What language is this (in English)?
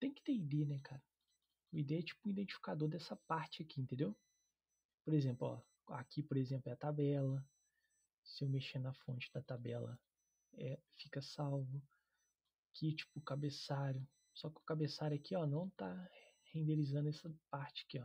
Portuguese